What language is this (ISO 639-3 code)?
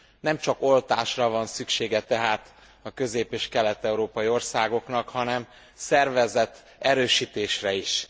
hun